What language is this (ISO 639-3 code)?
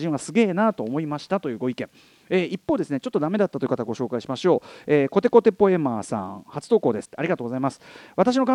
jpn